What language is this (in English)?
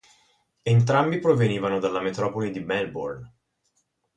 Italian